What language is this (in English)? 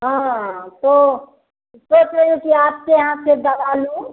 Hindi